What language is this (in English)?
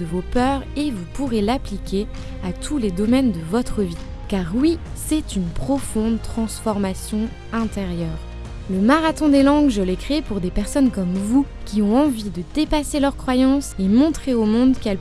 French